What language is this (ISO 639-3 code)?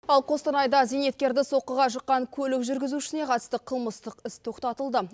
kaz